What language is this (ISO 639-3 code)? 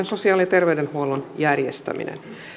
fin